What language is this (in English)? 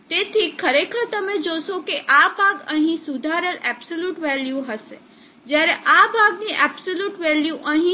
Gujarati